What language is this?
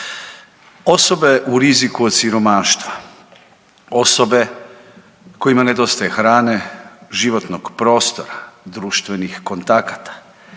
Croatian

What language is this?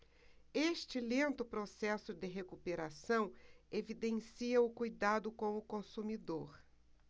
Portuguese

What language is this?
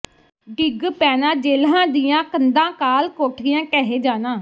Punjabi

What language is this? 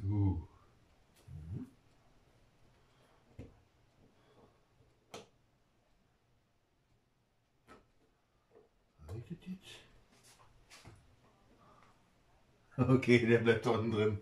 German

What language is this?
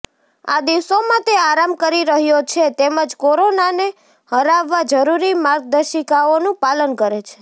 Gujarati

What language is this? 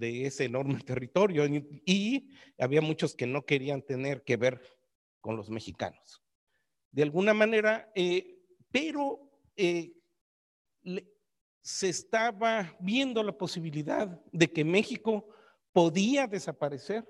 Spanish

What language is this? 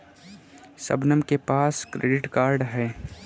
Hindi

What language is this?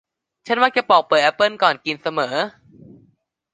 Thai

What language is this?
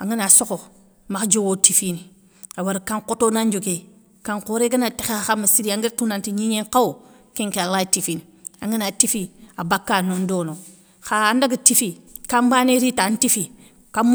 Soninke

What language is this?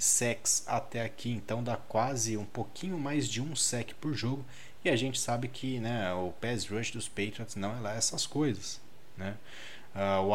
Portuguese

